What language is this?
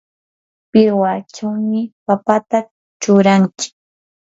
Yanahuanca Pasco Quechua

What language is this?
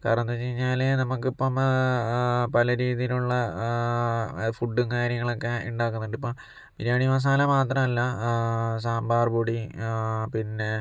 Malayalam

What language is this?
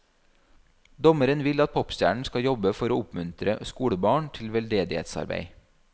Norwegian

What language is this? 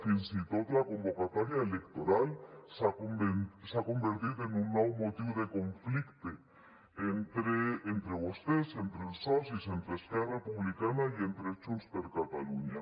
Catalan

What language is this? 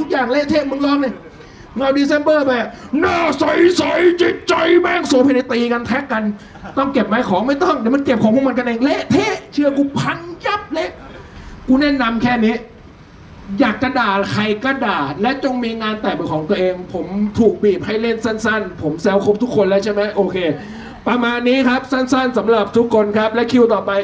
Thai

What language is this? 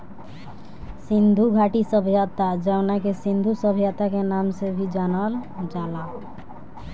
Bhojpuri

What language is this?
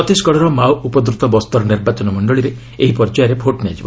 Odia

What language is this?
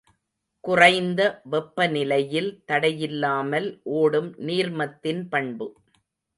Tamil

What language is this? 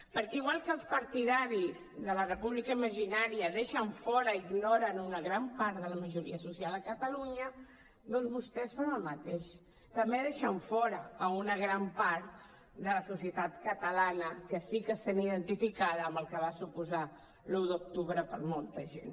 Catalan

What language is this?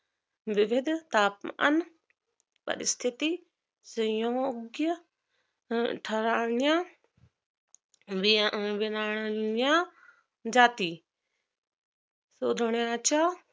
Marathi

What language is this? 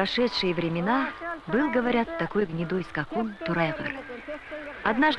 Russian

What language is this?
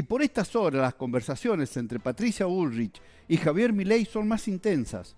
Spanish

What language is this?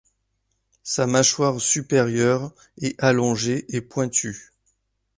French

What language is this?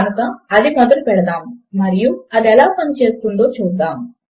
Telugu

